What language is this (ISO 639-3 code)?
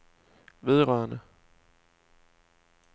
dan